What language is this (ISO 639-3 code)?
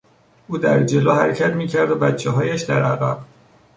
fas